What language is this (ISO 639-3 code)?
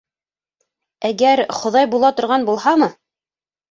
bak